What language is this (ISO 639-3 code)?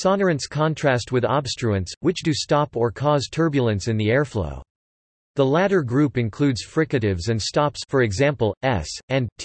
eng